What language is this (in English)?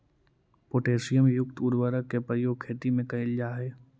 Magahi